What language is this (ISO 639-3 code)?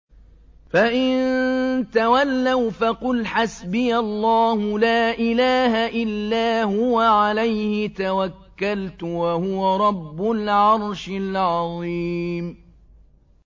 ara